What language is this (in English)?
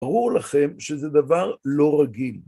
Hebrew